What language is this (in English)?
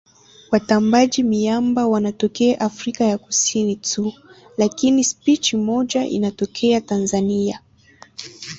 Swahili